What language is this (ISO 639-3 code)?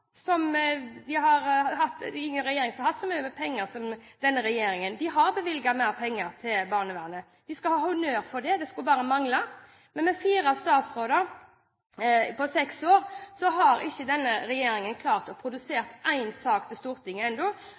nob